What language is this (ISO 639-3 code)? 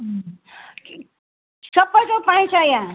nep